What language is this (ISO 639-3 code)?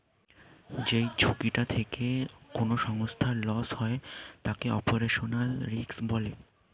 ben